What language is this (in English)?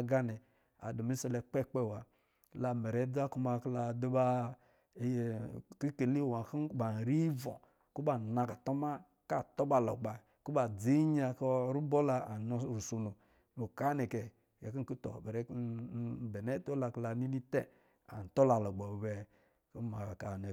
Lijili